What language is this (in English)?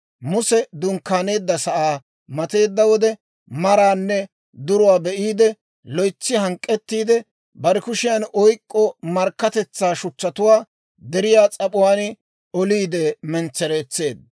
Dawro